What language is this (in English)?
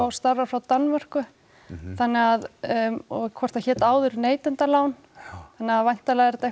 Icelandic